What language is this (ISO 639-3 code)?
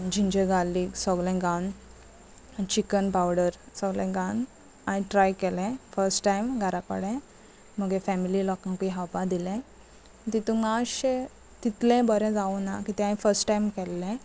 kok